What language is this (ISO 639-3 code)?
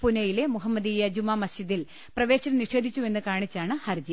mal